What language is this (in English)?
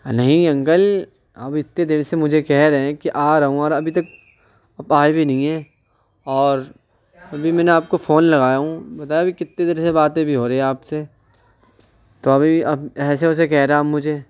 Urdu